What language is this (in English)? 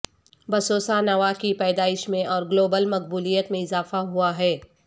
Urdu